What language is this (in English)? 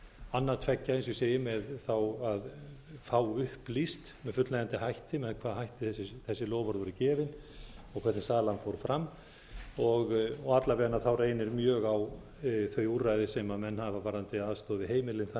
Icelandic